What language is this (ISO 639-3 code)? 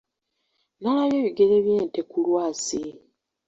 lug